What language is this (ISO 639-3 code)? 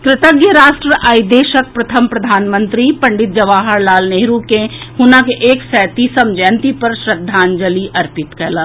mai